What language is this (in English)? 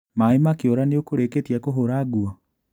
Kikuyu